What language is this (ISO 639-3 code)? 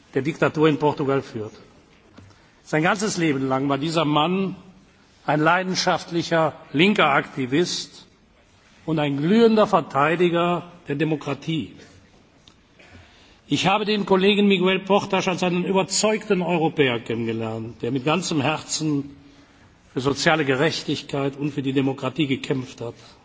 deu